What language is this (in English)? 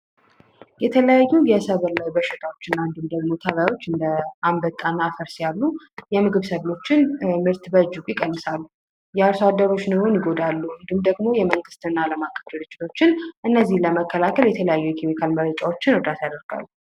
Amharic